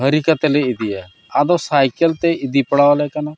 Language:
Santali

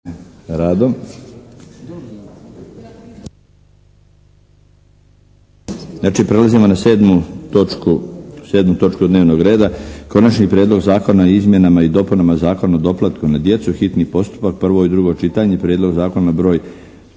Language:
Croatian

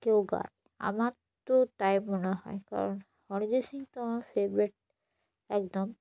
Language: Bangla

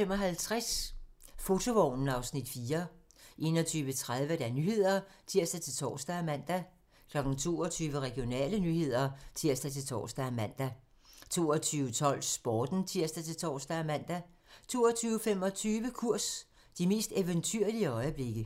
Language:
Danish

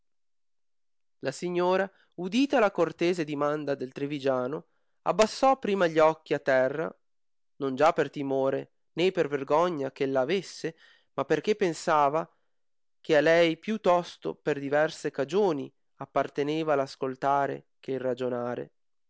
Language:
Italian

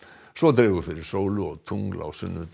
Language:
Icelandic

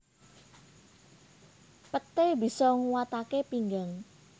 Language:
Javanese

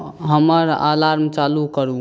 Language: Maithili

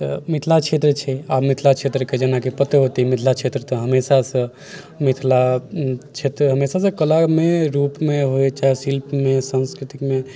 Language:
Maithili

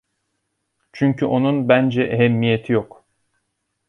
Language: Turkish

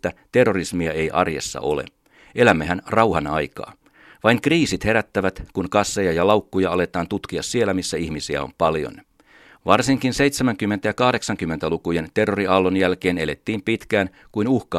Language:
Finnish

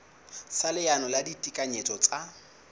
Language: Southern Sotho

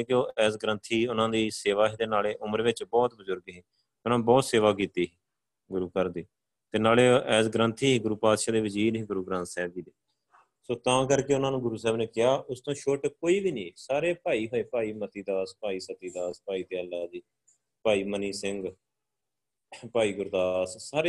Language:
Punjabi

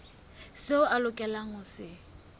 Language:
Southern Sotho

